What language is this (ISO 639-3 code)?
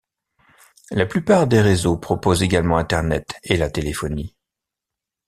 fra